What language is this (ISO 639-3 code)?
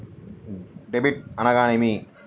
tel